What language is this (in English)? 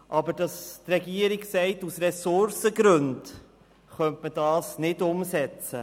Swiss German